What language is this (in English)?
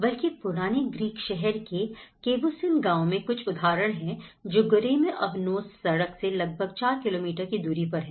Hindi